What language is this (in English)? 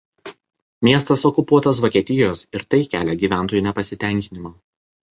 Lithuanian